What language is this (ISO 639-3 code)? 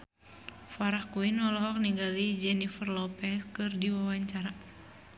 sun